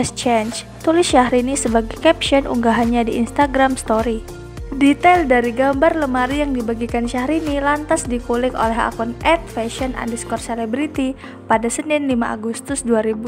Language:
Indonesian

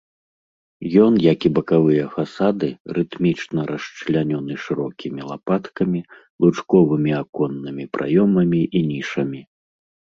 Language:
Belarusian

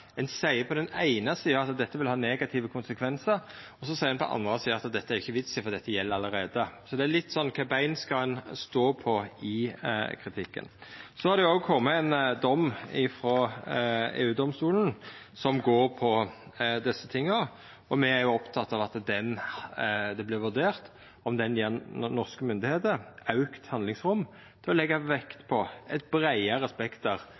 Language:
Norwegian Nynorsk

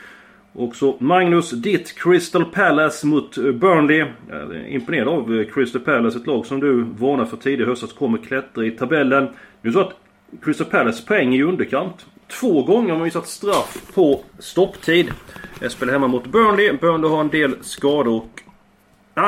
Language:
Swedish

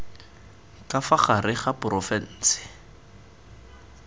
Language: Tswana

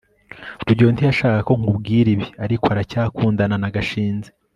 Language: Kinyarwanda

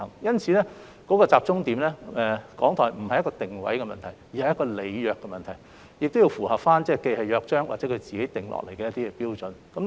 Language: Cantonese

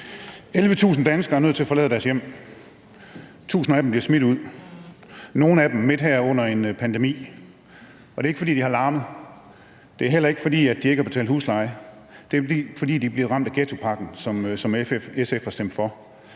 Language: Danish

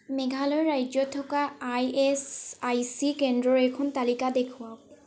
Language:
Assamese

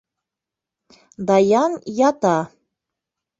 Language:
Bashkir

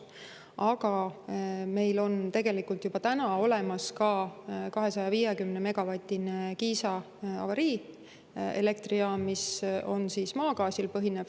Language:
Estonian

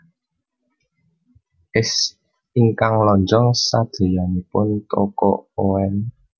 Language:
Javanese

